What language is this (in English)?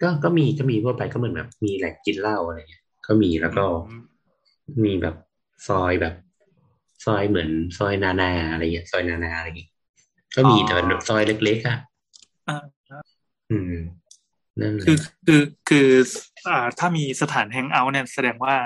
Thai